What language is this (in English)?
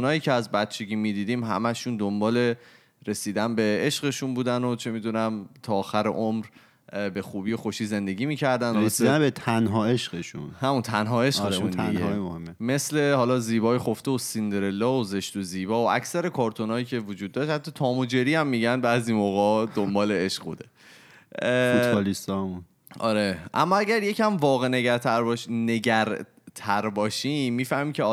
Persian